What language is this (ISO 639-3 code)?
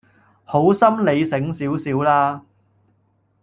yue